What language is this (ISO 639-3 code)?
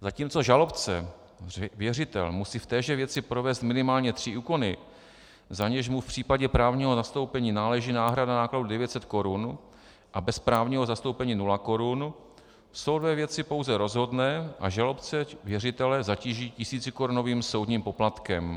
ces